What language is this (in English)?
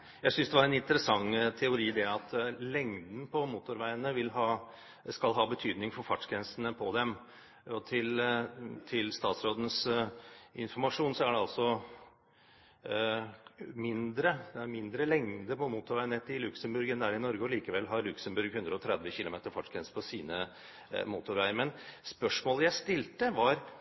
Norwegian